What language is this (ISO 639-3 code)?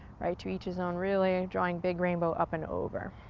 eng